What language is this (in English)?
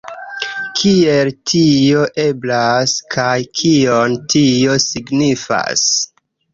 Esperanto